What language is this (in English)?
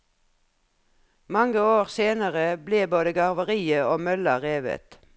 Norwegian